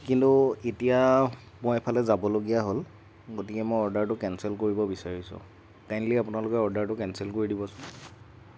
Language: Assamese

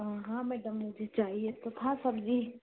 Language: Hindi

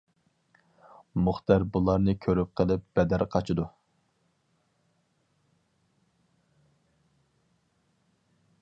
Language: Uyghur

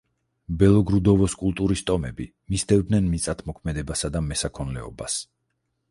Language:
Georgian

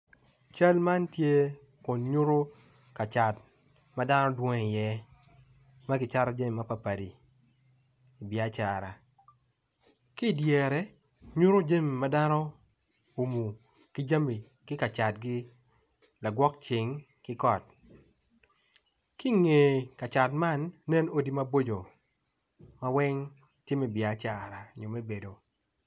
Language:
Acoli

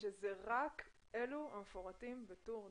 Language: Hebrew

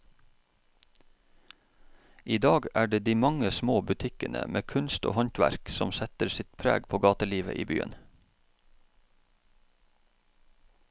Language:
Norwegian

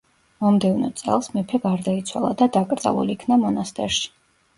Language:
Georgian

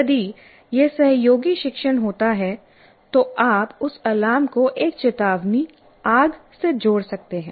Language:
Hindi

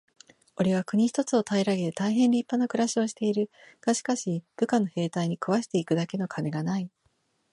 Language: Japanese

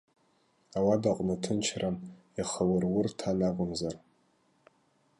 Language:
Abkhazian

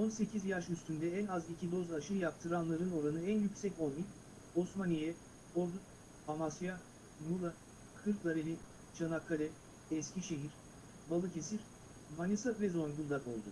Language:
Turkish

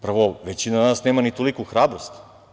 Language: Serbian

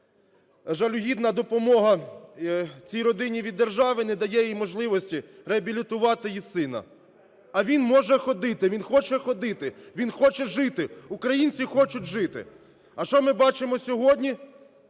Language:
Ukrainian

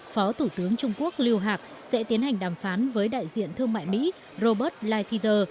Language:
Vietnamese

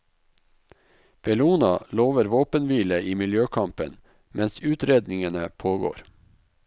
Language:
Norwegian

